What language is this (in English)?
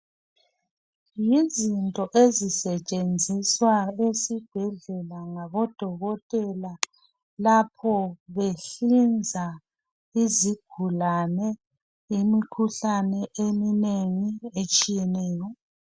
North Ndebele